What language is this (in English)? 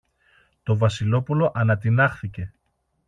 Greek